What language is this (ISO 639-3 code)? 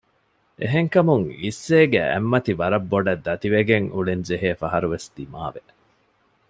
div